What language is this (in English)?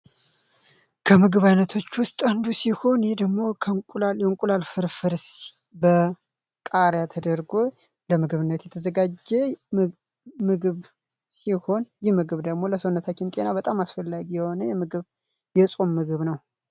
Amharic